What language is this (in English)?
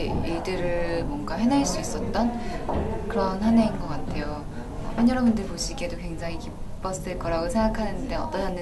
Korean